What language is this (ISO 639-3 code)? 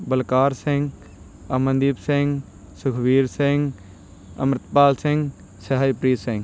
pan